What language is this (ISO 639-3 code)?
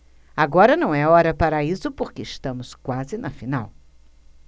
por